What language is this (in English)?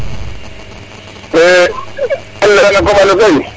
Serer